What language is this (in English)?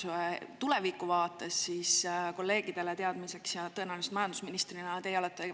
Estonian